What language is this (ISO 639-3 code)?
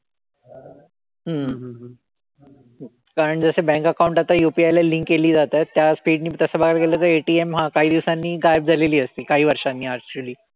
mar